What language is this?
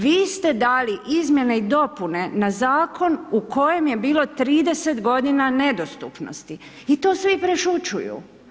Croatian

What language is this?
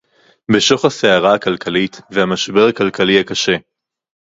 Hebrew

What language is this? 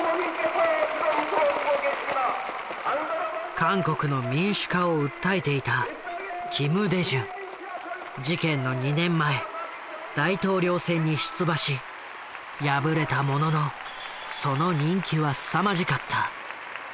Japanese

